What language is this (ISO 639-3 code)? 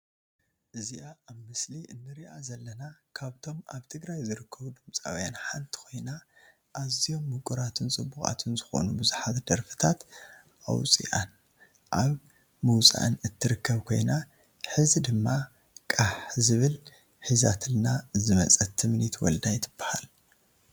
tir